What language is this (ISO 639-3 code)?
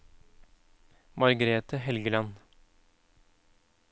nor